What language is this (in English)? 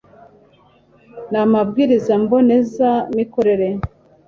Kinyarwanda